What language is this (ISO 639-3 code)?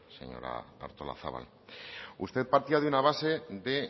spa